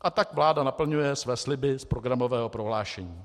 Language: Czech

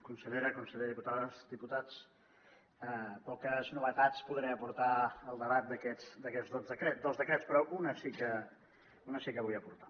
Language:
Catalan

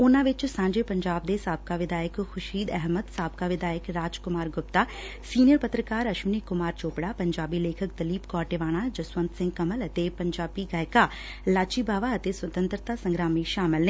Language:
Punjabi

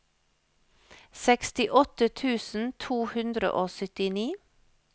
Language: Norwegian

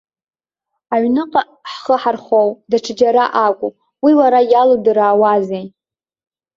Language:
Abkhazian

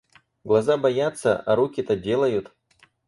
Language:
Russian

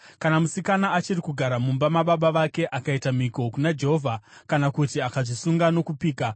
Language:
Shona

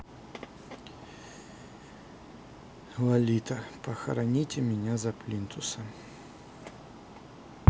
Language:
Russian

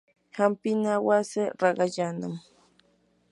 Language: Yanahuanca Pasco Quechua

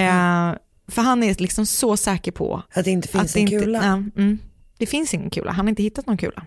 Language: Swedish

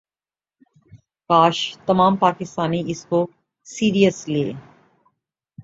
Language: Urdu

